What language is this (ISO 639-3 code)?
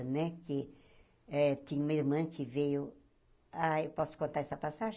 por